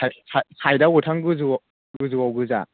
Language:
Bodo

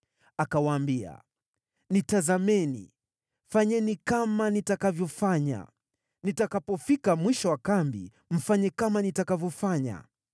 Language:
Swahili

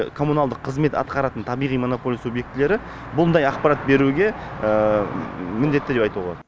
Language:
Kazakh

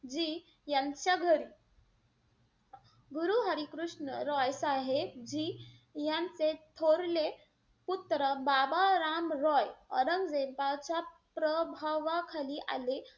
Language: Marathi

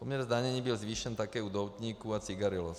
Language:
Czech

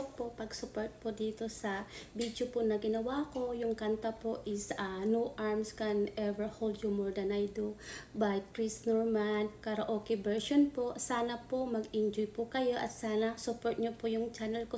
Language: Filipino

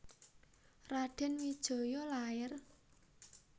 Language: Javanese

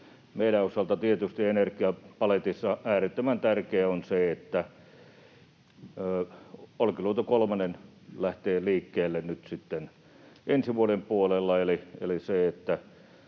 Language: Finnish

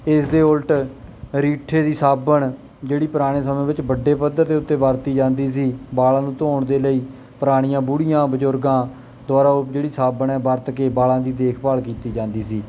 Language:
Punjabi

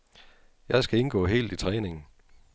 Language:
Danish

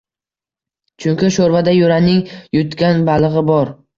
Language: Uzbek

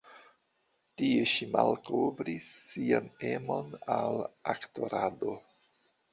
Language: Esperanto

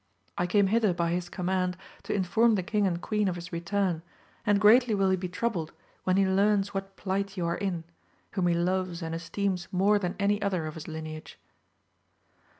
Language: English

